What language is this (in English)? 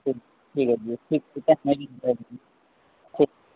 Urdu